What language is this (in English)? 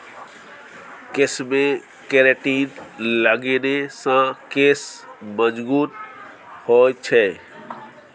Maithili